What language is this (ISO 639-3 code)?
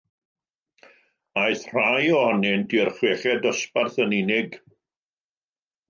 cym